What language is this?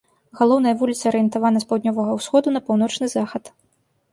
Belarusian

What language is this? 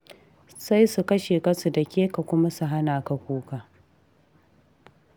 Hausa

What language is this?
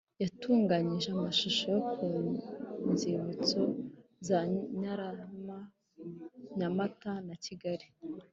Kinyarwanda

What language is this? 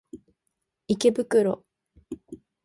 Japanese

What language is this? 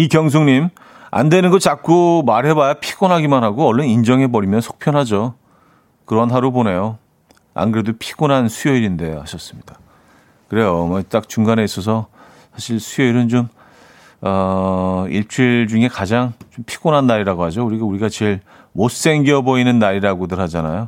Korean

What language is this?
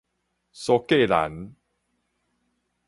Min Nan Chinese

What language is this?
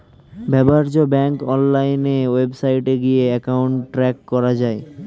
Bangla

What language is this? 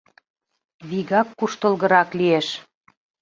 Mari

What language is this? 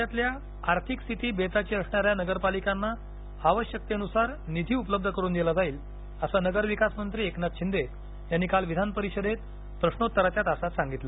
Marathi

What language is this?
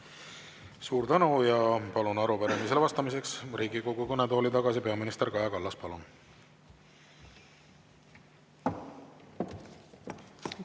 Estonian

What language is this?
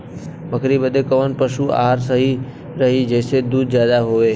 Bhojpuri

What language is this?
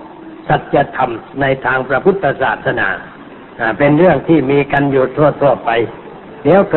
Thai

